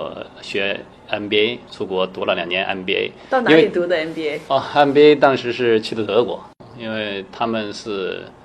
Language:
Chinese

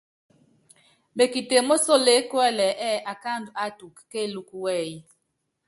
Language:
Yangben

